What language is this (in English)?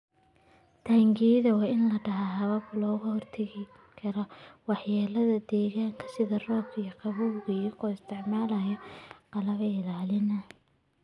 Somali